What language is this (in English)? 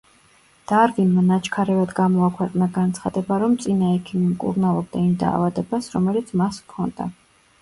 Georgian